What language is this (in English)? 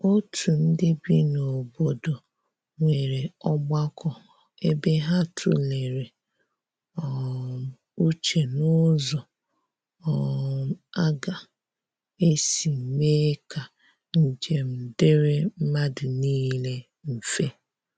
Igbo